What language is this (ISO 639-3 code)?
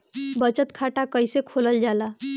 bho